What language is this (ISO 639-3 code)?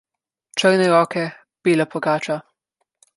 slv